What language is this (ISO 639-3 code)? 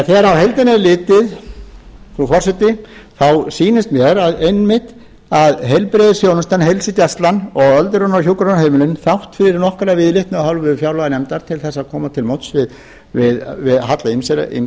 isl